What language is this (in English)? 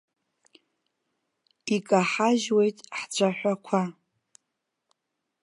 Abkhazian